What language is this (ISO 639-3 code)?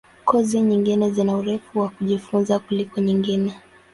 swa